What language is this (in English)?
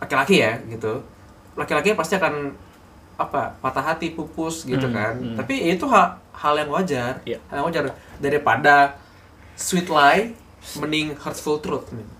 Indonesian